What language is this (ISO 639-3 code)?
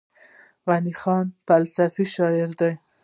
pus